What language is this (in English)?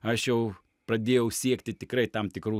Lithuanian